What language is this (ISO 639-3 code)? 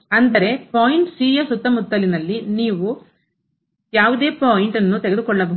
kan